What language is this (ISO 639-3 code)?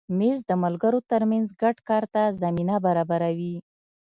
pus